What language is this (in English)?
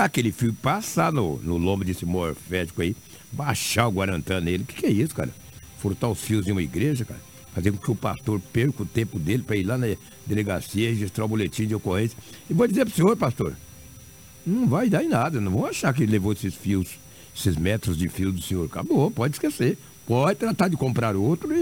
Portuguese